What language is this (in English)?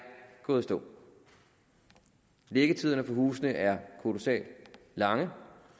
Danish